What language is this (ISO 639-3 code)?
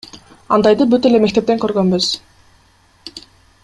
kir